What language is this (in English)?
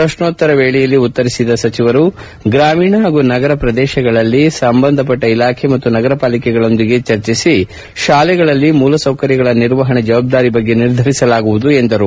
Kannada